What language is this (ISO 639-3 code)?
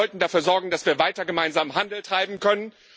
deu